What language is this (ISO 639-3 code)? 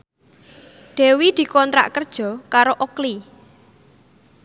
jav